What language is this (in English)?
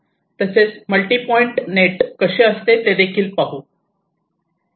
Marathi